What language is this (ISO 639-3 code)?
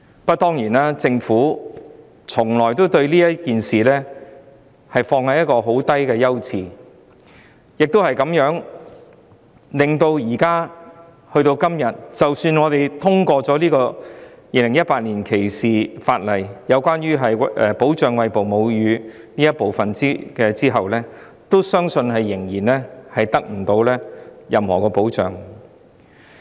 yue